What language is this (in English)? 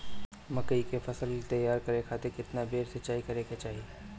Bhojpuri